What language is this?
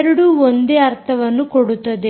Kannada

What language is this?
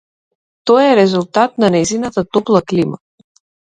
Macedonian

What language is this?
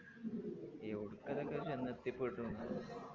Malayalam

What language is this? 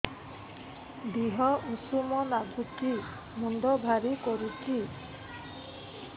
Odia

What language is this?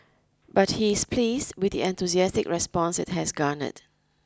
English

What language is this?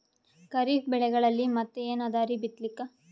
Kannada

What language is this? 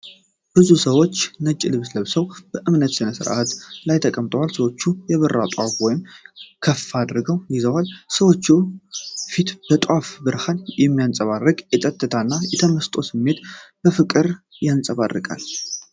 Amharic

